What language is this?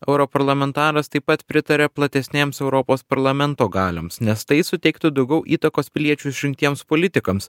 Lithuanian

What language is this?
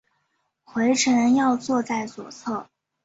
Chinese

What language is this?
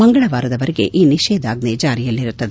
Kannada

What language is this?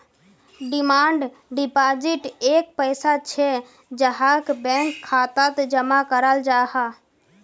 Magahi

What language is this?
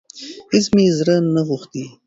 Pashto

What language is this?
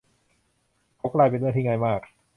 Thai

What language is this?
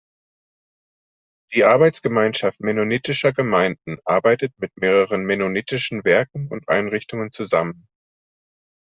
German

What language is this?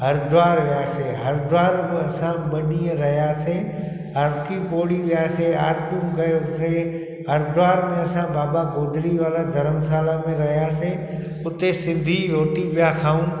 Sindhi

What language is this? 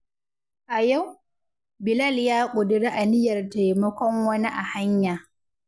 Hausa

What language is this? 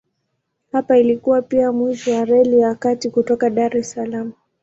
Swahili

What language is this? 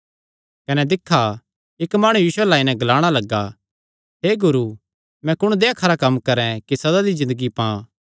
Kangri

